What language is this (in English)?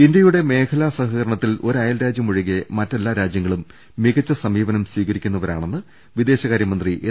Malayalam